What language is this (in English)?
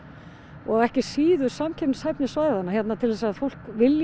Icelandic